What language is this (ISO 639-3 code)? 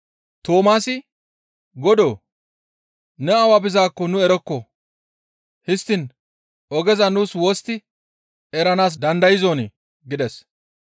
gmv